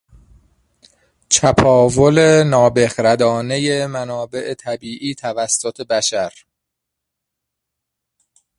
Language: Persian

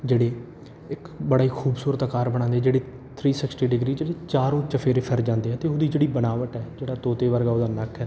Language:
Punjabi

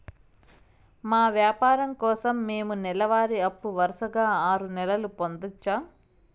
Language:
Telugu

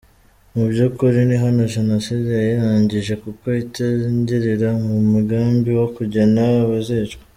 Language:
Kinyarwanda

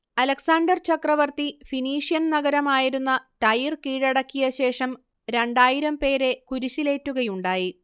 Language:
Malayalam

